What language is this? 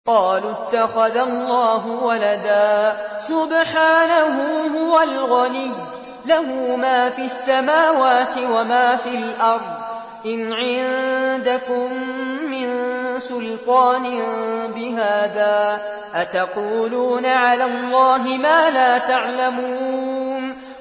Arabic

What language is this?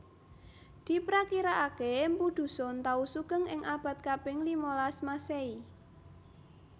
Javanese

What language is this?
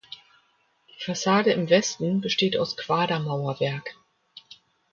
German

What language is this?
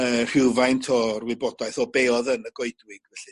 Welsh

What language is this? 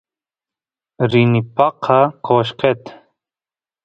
Santiago del Estero Quichua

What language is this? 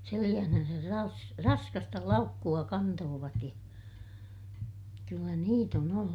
Finnish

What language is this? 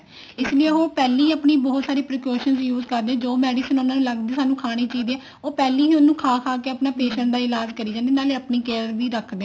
Punjabi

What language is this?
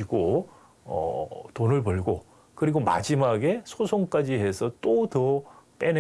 Korean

